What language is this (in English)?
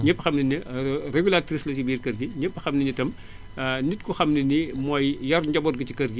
Wolof